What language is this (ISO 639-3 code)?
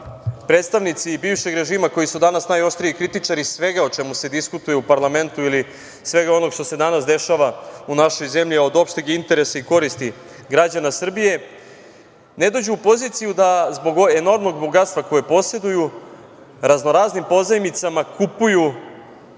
srp